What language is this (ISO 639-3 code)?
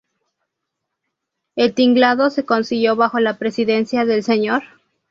spa